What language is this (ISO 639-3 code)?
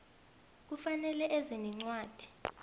nbl